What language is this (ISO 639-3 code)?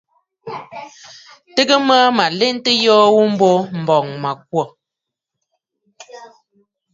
bfd